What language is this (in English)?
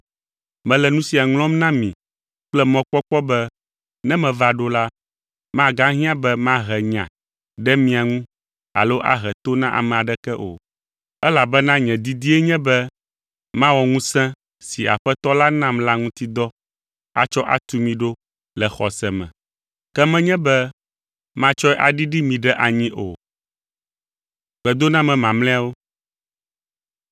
Ewe